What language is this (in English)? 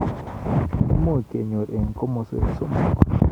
Kalenjin